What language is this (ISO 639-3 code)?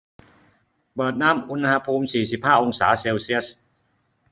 tha